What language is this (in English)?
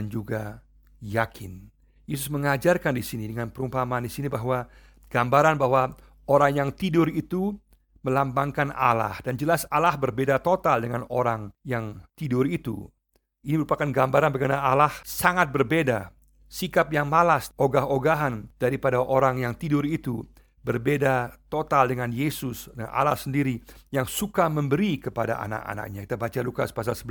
Indonesian